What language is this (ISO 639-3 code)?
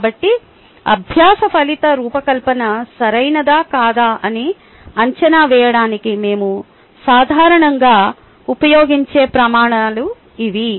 tel